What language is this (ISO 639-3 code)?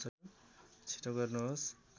nep